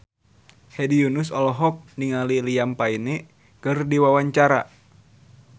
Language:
Sundanese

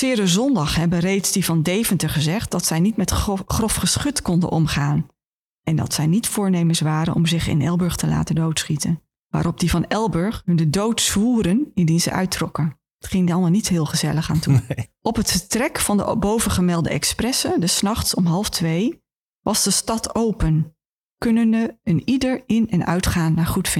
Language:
Dutch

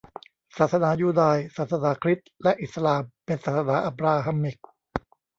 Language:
Thai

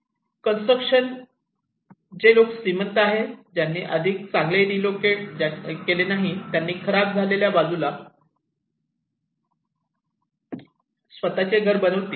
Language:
Marathi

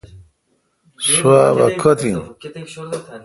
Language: Kalkoti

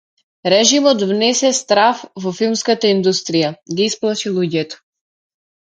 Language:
Macedonian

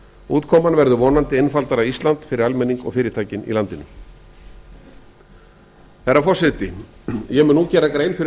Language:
Icelandic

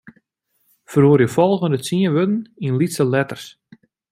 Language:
Western Frisian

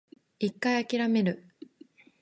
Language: Japanese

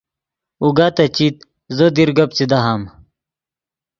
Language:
Yidgha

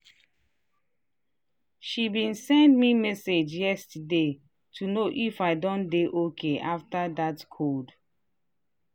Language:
Nigerian Pidgin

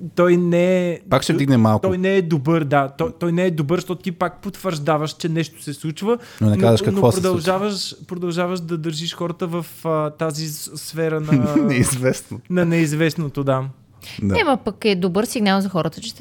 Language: Bulgarian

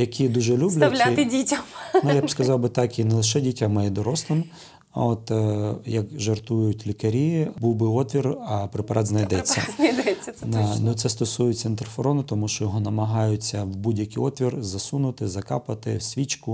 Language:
Ukrainian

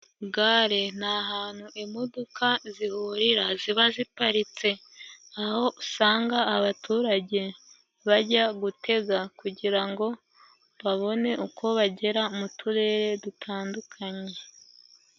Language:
Kinyarwanda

